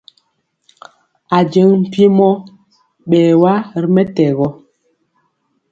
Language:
Mpiemo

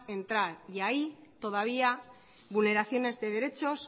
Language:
Spanish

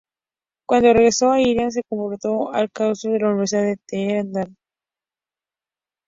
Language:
Spanish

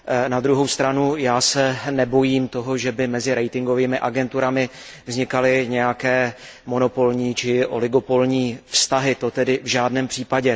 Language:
Czech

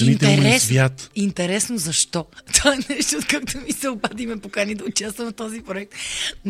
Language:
Bulgarian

